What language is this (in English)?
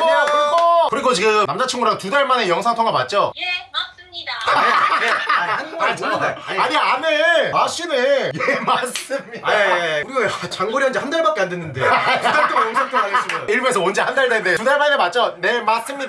Korean